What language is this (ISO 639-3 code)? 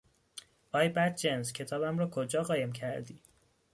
fas